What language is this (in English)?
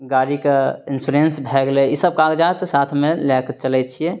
Maithili